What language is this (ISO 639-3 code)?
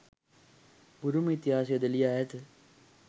sin